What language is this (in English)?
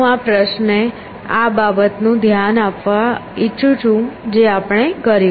Gujarati